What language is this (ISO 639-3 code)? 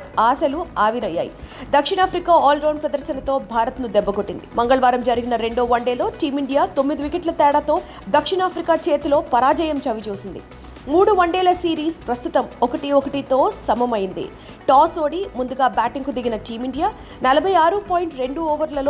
tel